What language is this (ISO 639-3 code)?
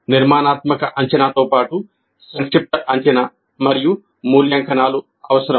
tel